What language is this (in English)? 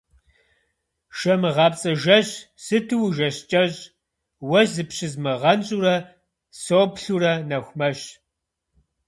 Kabardian